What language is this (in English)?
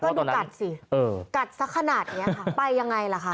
Thai